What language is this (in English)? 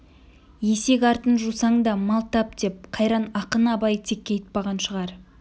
Kazakh